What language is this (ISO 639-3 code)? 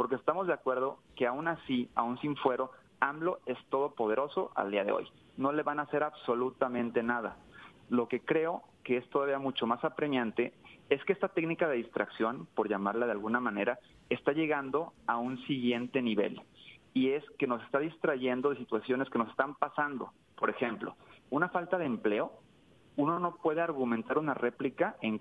spa